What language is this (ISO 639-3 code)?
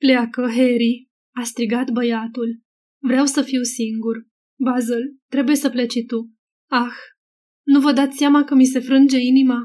ron